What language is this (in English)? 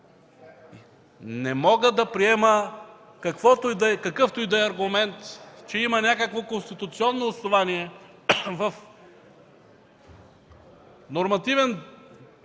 Bulgarian